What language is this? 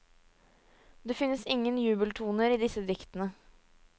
Norwegian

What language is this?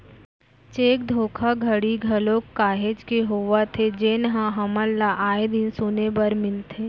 Chhattisgarhi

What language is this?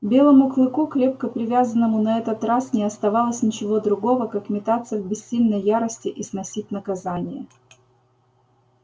Russian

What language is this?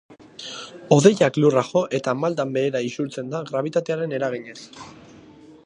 Basque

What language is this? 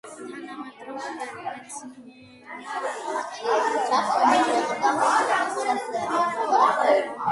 Georgian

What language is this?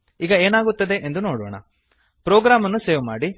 Kannada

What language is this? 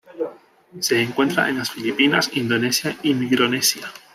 Spanish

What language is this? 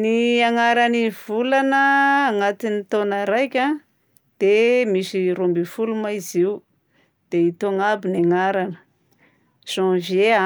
Southern Betsimisaraka Malagasy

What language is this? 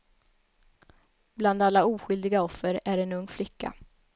Swedish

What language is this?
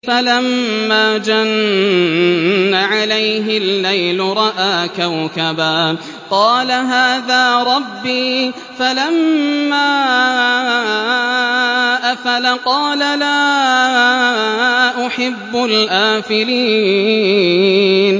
Arabic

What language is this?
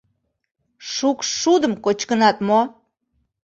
Mari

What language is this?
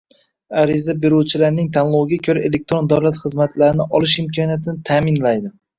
Uzbek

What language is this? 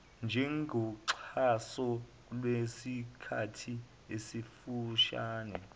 Zulu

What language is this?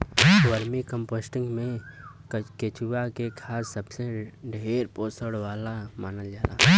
Bhojpuri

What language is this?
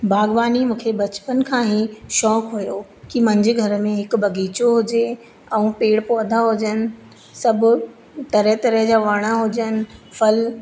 Sindhi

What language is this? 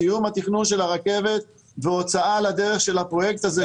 Hebrew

